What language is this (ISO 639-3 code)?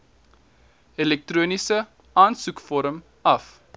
afr